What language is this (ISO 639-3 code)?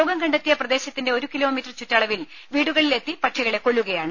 mal